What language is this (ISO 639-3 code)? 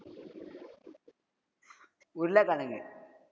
tam